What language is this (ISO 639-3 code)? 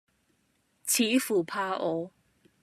yue